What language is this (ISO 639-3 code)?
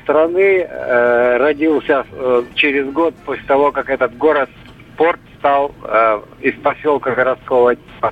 rus